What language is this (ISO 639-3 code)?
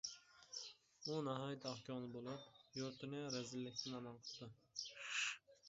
uig